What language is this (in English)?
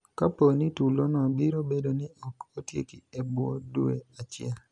Luo (Kenya and Tanzania)